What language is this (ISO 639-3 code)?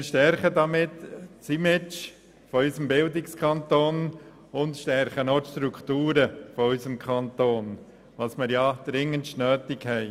gsw